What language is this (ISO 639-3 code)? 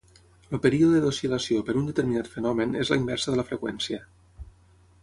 cat